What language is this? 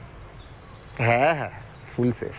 Bangla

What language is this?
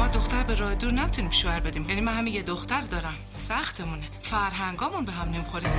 Persian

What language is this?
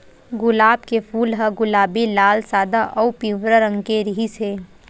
Chhattisgarhi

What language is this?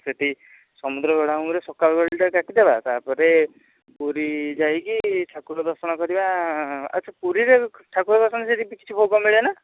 Odia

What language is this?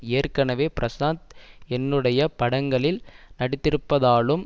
Tamil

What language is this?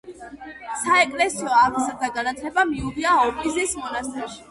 Georgian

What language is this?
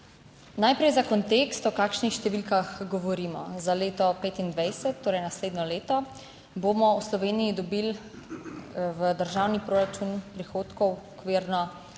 Slovenian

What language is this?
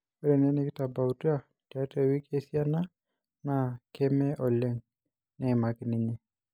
Masai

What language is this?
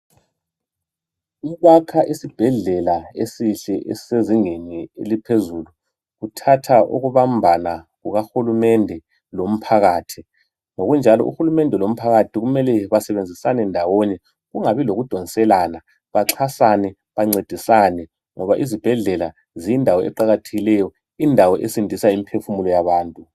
North Ndebele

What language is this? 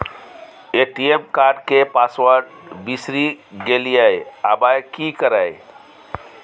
Maithili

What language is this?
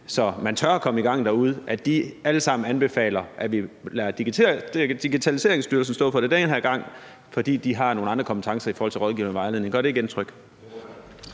Danish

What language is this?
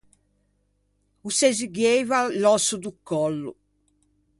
Ligurian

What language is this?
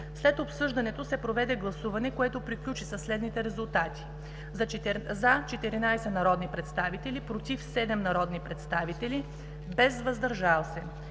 Bulgarian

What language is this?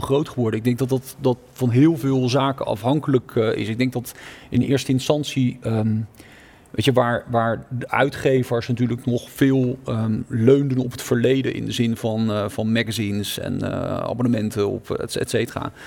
Dutch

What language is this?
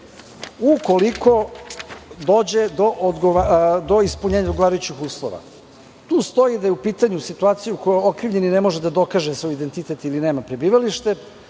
Serbian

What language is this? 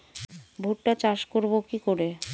Bangla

